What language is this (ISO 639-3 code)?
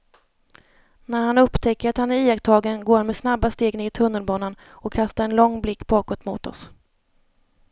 swe